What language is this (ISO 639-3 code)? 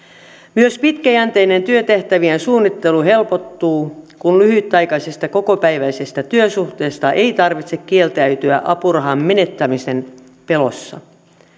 fin